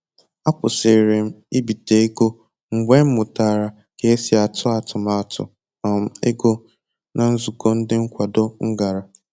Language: Igbo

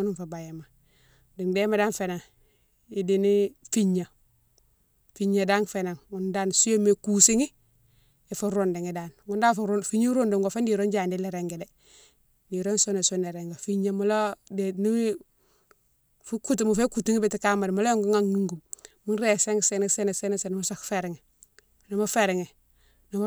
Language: Mansoanka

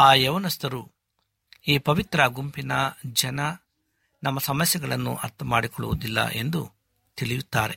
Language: Kannada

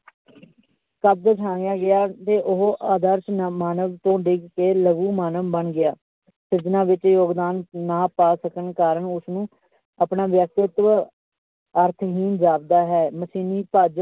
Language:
Punjabi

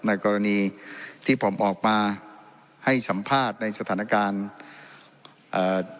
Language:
Thai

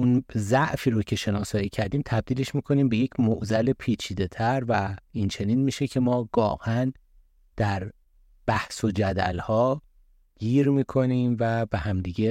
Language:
Persian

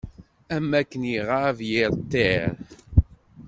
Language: Kabyle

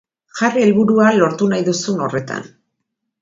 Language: Basque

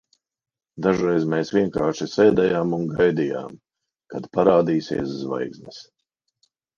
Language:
Latvian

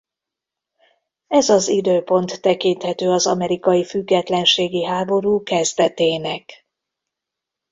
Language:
Hungarian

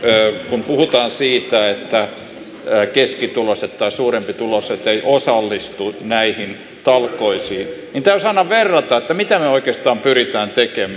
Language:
Finnish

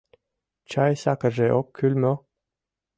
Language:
Mari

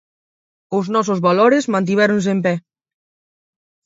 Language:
Galician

